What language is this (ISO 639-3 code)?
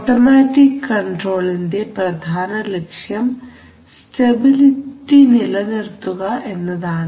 mal